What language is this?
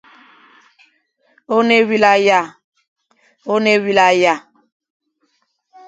Fang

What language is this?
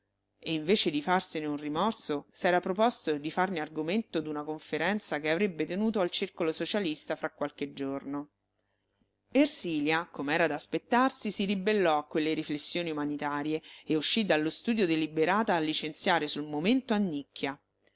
Italian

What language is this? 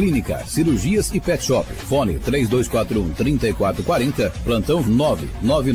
Portuguese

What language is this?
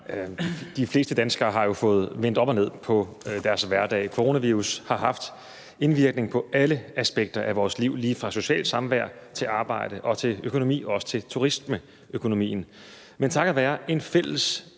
Danish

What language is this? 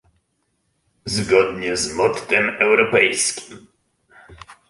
Polish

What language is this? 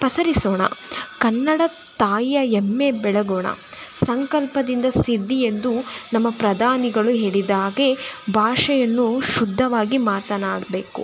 Kannada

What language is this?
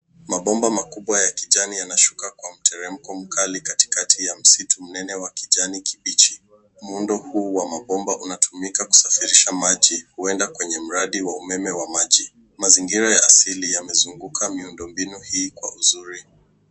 Swahili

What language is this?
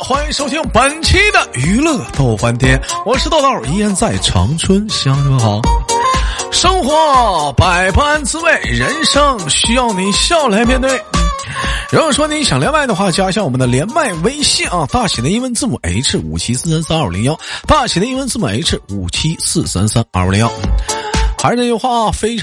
Chinese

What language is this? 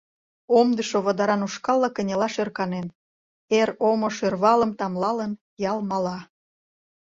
Mari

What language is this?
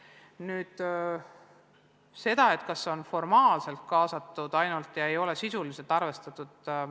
Estonian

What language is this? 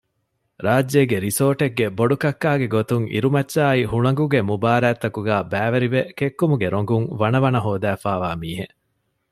Divehi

